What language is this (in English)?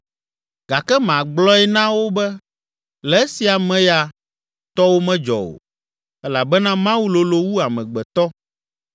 Ewe